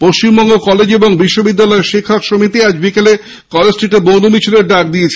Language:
Bangla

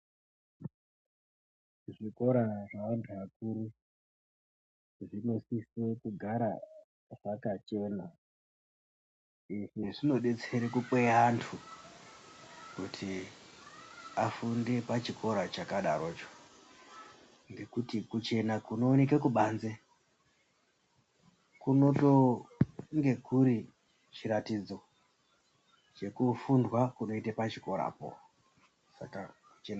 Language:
Ndau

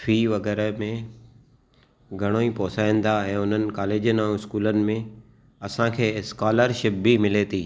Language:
Sindhi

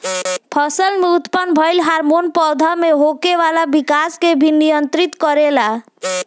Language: Bhojpuri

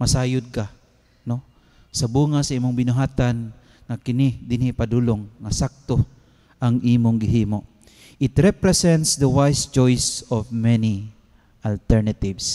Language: Filipino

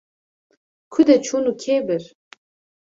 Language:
Kurdish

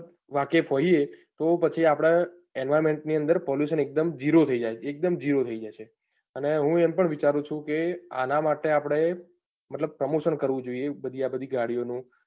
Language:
Gujarati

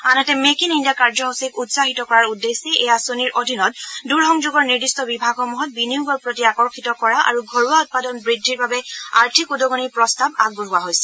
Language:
Assamese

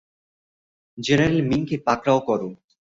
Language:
Bangla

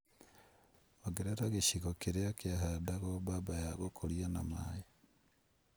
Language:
Kikuyu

